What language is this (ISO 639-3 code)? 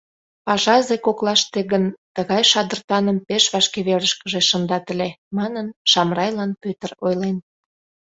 chm